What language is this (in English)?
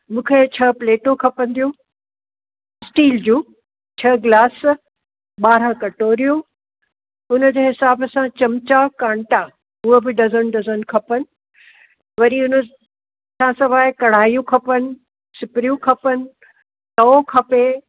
Sindhi